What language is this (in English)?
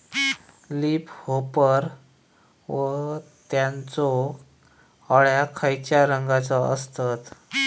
Marathi